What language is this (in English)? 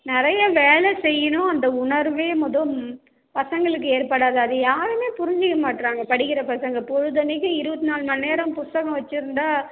Tamil